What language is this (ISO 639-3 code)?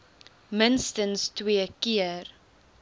afr